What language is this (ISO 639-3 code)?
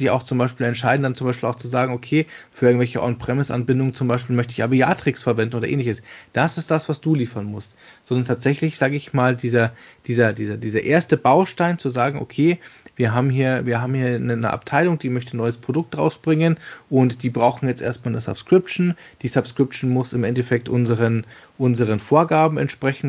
deu